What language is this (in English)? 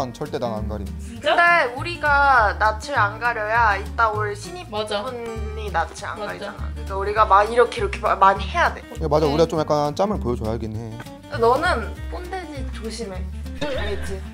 Korean